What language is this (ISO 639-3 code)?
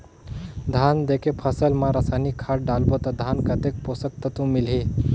hne